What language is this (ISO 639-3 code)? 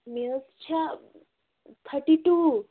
kas